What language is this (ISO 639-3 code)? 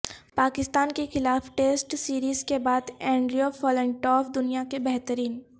urd